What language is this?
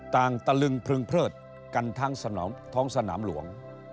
Thai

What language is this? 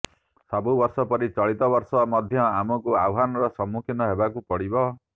Odia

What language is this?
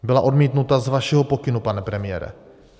Czech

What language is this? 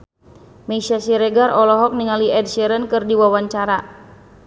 Sundanese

